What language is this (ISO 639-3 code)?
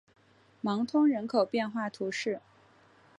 zho